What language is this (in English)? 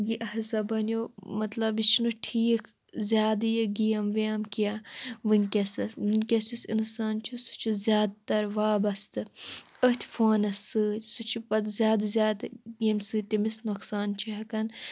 Kashmiri